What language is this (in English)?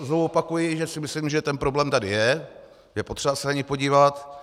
Czech